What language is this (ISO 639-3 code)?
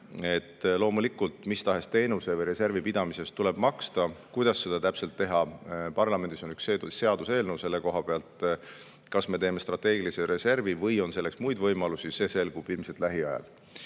est